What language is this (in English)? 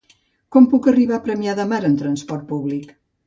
Catalan